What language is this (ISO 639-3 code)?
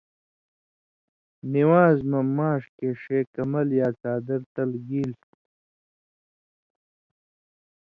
mvy